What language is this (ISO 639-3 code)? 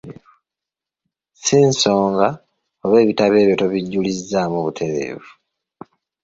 lug